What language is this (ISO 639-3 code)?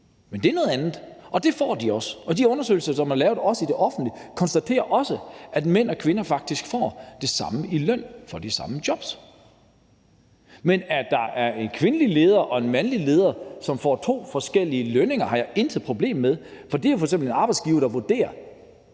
dan